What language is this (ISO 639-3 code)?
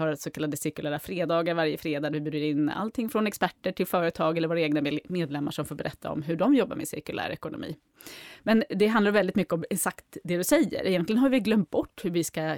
swe